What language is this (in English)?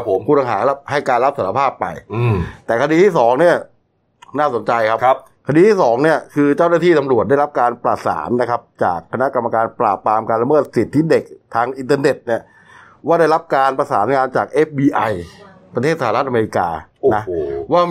Thai